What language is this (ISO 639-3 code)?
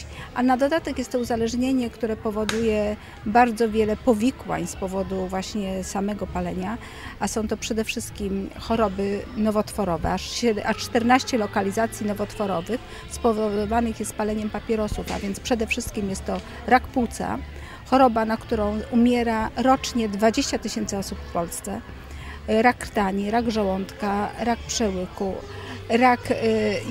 pol